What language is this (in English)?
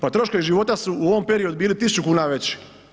Croatian